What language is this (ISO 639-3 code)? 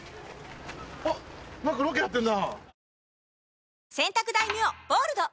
jpn